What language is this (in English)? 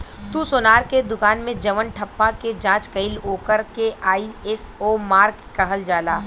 Bhojpuri